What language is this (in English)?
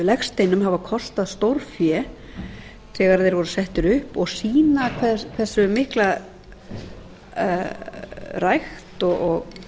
Icelandic